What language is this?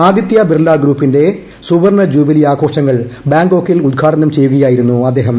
Malayalam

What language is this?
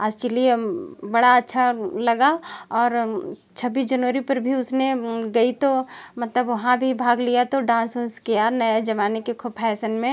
Hindi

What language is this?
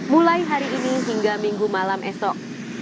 Indonesian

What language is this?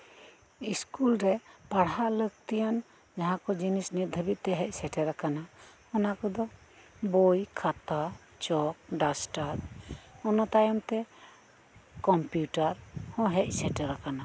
Santali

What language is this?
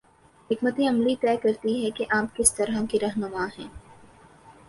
Urdu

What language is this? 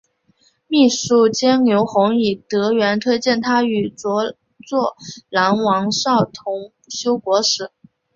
Chinese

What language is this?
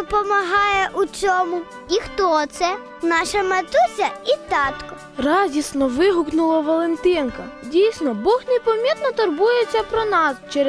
Ukrainian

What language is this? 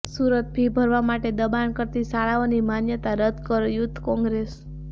Gujarati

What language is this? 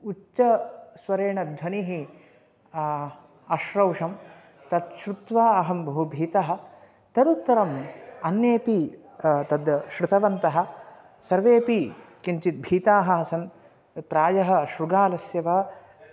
Sanskrit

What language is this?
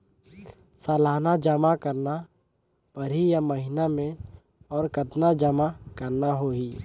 Chhattisgarhi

